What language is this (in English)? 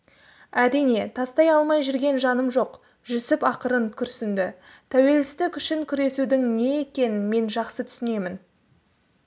Kazakh